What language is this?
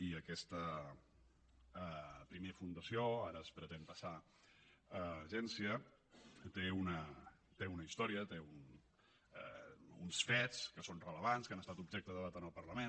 Catalan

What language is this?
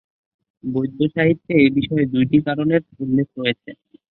Bangla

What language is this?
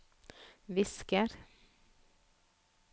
Norwegian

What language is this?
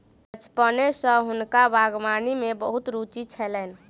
Maithili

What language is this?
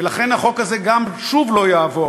Hebrew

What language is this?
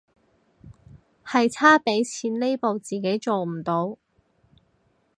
Cantonese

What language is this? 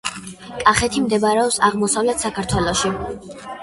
Georgian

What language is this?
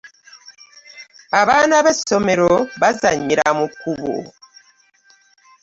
Ganda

